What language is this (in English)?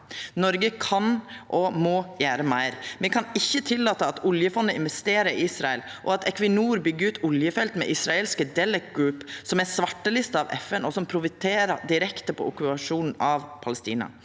Norwegian